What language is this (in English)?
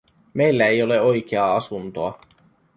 Finnish